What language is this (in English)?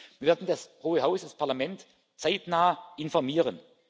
German